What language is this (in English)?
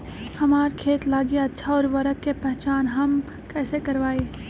Magahi